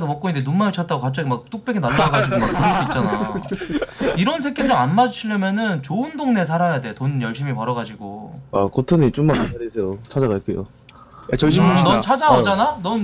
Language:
Korean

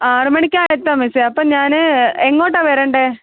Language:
Malayalam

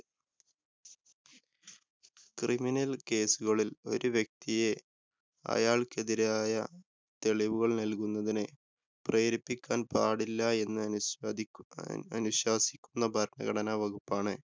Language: Malayalam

